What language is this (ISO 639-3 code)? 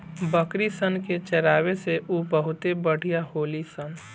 bho